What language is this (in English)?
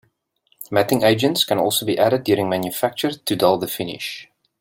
English